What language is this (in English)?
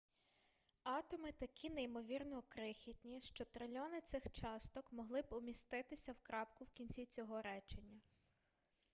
Ukrainian